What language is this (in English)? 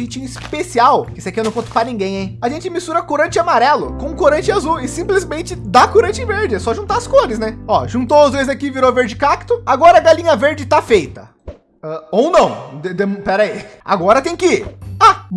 Portuguese